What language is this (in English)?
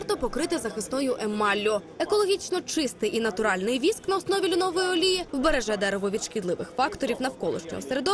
Ukrainian